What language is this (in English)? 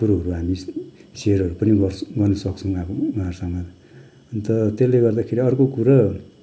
Nepali